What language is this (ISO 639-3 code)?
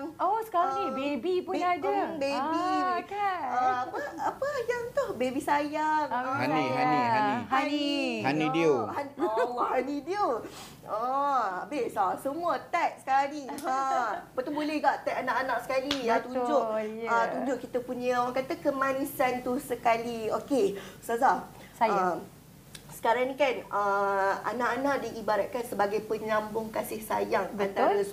msa